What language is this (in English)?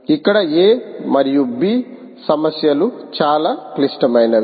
Telugu